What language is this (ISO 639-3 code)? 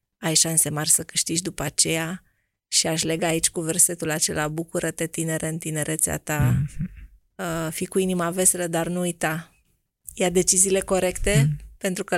ron